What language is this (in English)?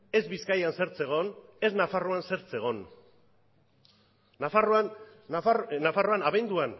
Basque